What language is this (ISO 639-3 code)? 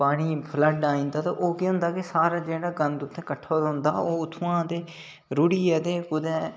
doi